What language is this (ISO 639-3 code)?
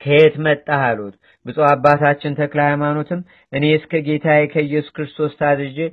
amh